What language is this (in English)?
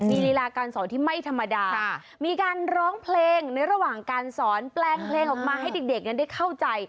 Thai